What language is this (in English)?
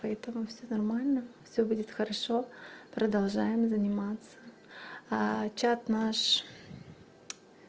Russian